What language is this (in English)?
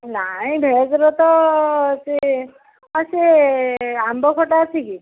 Odia